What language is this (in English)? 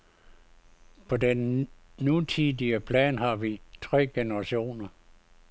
Danish